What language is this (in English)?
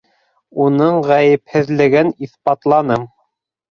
Bashkir